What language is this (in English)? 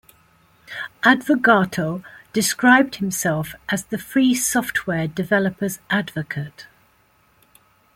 English